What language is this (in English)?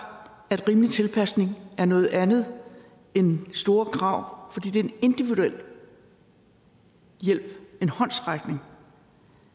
Danish